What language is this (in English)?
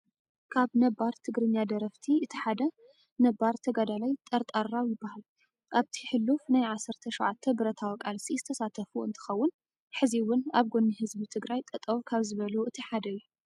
Tigrinya